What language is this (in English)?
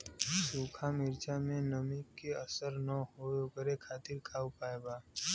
Bhojpuri